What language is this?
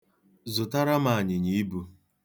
Igbo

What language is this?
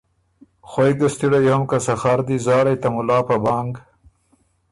Ormuri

